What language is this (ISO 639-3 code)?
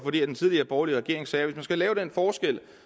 dan